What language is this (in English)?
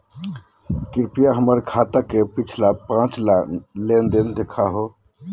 Magahi